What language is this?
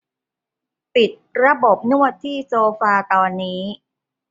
Thai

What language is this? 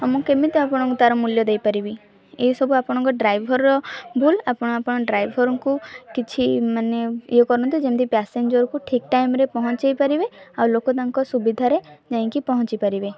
Odia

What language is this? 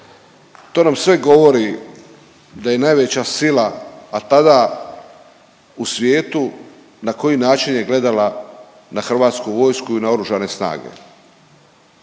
Croatian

